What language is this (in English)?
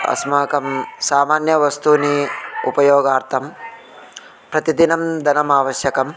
Sanskrit